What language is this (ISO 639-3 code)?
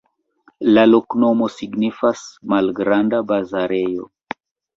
epo